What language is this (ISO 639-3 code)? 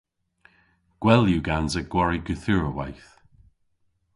cor